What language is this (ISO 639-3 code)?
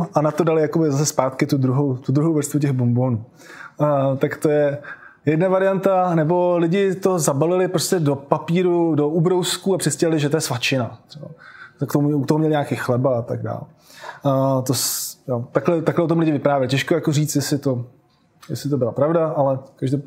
ces